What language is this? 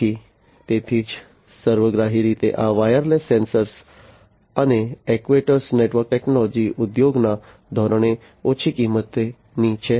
Gujarati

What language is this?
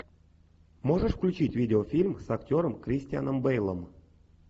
Russian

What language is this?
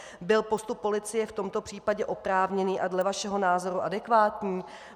Czech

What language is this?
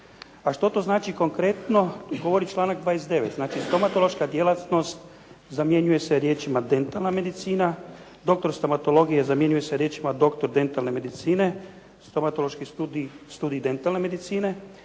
Croatian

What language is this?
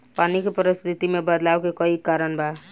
Bhojpuri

